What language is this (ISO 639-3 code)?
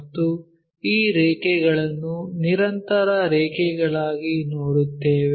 kan